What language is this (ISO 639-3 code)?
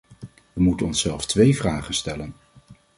nld